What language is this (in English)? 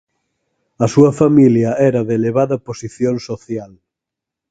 Galician